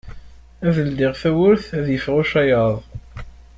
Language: Kabyle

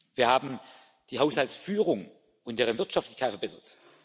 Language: German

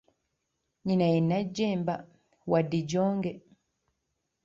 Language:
Ganda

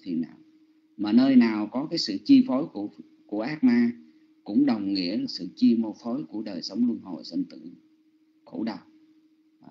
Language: Vietnamese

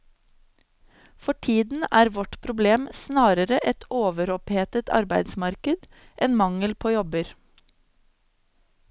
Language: Norwegian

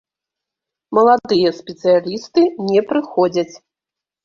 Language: Belarusian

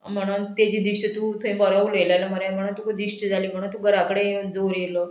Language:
Konkani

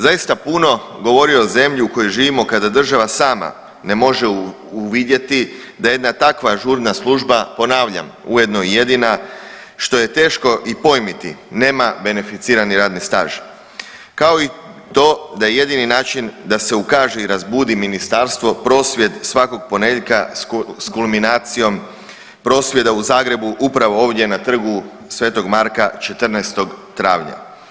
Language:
Croatian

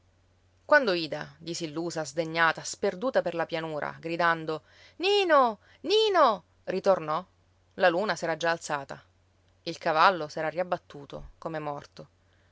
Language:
Italian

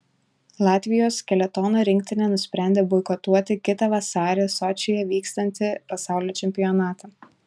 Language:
Lithuanian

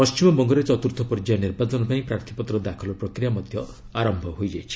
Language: Odia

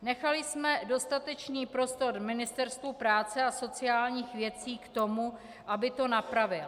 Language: Czech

